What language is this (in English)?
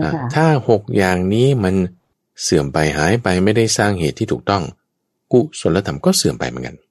Thai